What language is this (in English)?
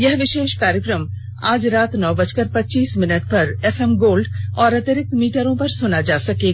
Hindi